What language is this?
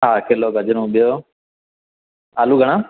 Sindhi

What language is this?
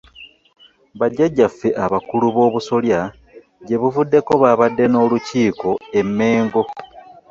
Ganda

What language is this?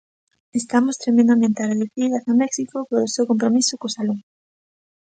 Galician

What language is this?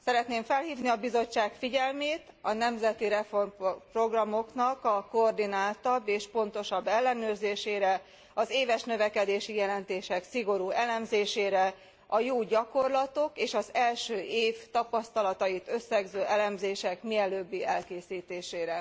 Hungarian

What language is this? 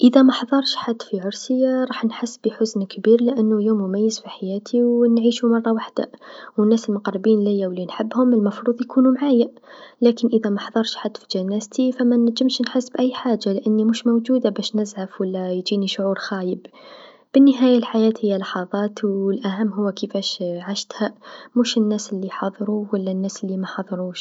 Tunisian Arabic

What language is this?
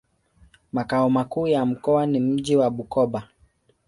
Swahili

